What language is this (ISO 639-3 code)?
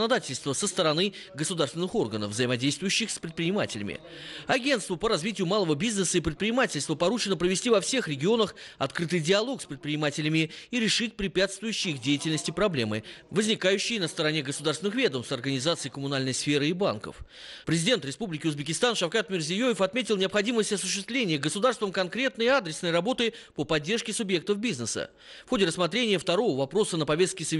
rus